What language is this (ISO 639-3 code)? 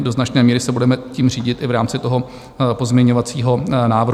ces